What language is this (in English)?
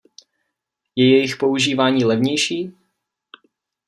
Czech